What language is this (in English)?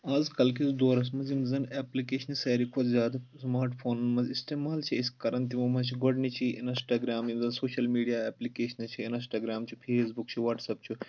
Kashmiri